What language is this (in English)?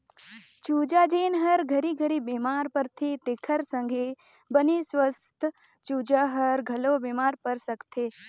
Chhattisgarhi